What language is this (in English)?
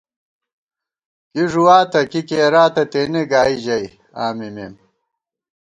Gawar-Bati